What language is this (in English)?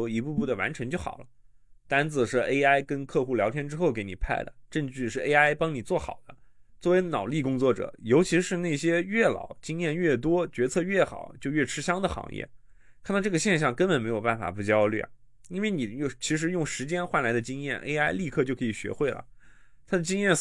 Chinese